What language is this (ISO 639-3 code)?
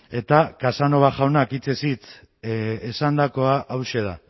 eus